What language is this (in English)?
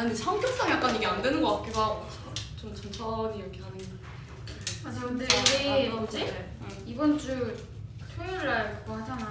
Korean